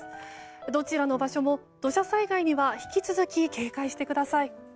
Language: Japanese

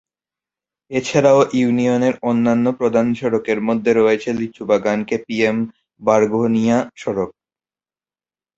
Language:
Bangla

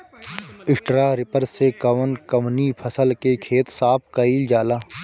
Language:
Bhojpuri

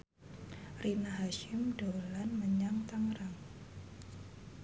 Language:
Javanese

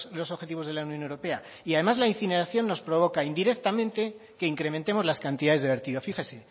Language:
Spanish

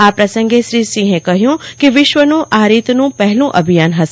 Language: Gujarati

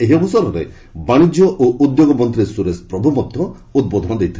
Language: Odia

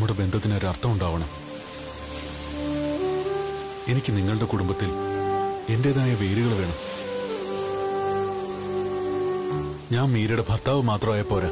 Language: Arabic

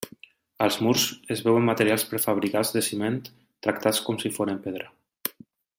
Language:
Catalan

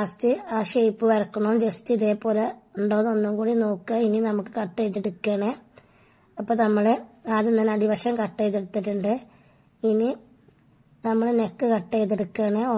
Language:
Arabic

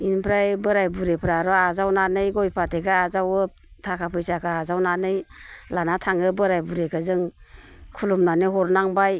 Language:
Bodo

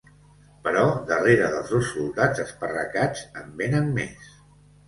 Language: Catalan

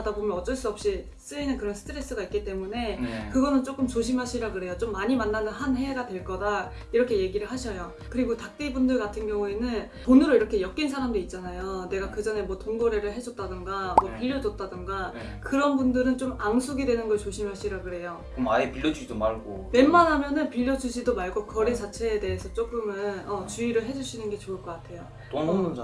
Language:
Korean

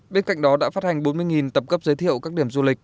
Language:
Vietnamese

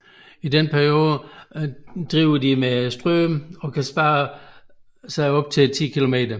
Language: Danish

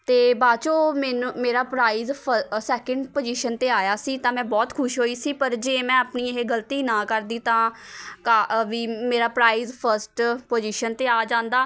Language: Punjabi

